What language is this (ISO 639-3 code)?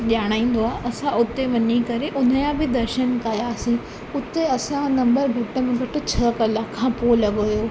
snd